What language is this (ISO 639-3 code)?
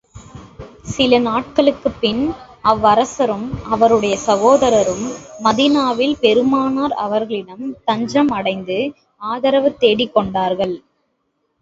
tam